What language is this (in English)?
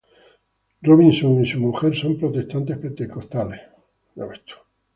Spanish